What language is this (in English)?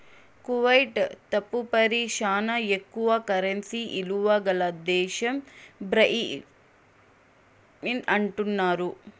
Telugu